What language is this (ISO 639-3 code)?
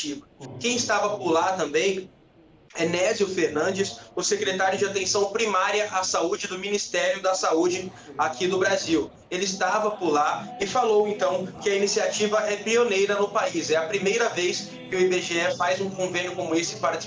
por